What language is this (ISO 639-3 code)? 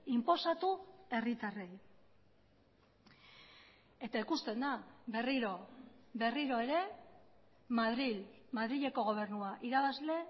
eus